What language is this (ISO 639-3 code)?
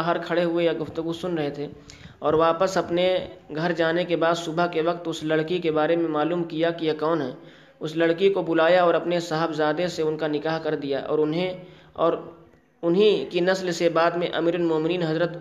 urd